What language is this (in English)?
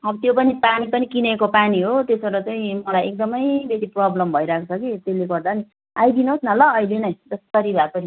Nepali